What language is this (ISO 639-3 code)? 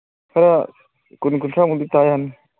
mni